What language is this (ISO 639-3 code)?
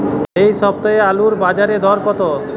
ben